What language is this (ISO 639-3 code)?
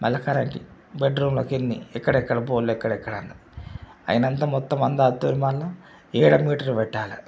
tel